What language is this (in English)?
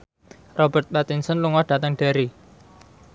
Javanese